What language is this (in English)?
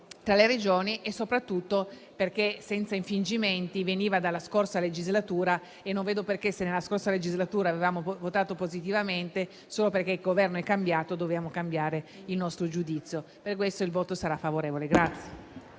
Italian